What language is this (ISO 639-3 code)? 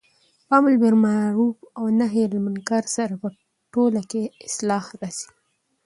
pus